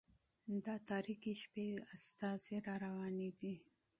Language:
Pashto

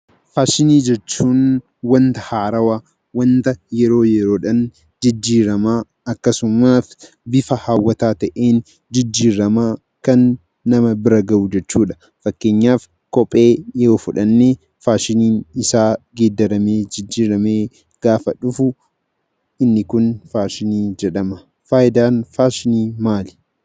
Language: Oromo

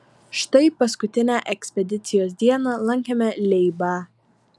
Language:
Lithuanian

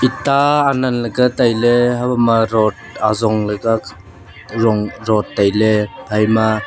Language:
Wancho Naga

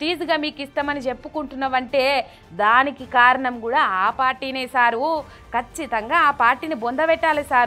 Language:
Arabic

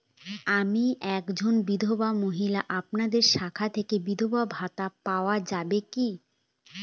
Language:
Bangla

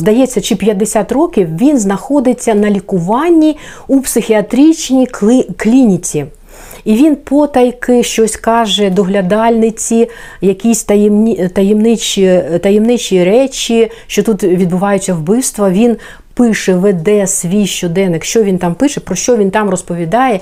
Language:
Ukrainian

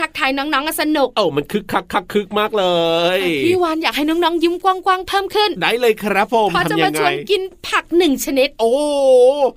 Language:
Thai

